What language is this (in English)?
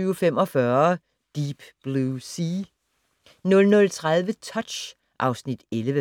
Danish